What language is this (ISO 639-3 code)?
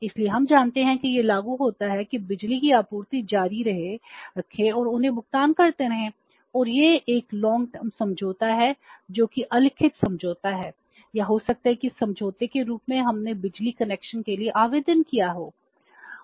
hin